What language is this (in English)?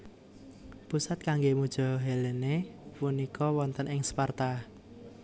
Javanese